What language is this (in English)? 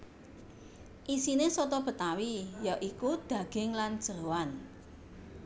Javanese